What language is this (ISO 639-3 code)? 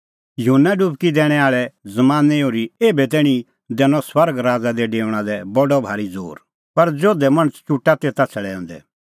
kfx